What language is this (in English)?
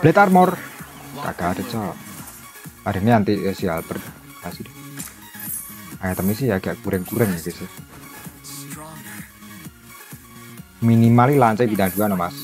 Indonesian